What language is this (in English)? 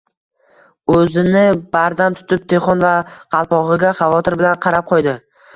Uzbek